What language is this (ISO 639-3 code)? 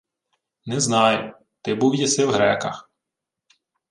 ukr